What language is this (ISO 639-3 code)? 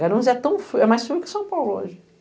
por